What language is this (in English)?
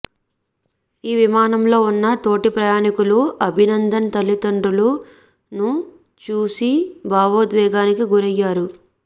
Telugu